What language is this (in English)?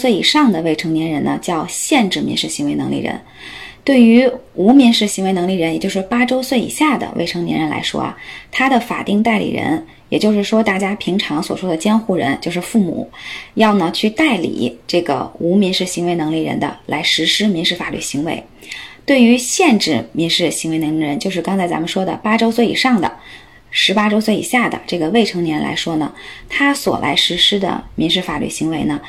Chinese